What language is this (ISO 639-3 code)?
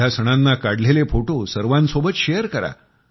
mar